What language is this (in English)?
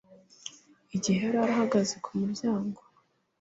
Kinyarwanda